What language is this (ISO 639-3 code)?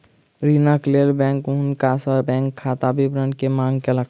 mai